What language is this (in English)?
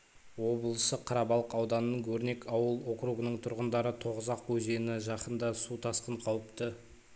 Kazakh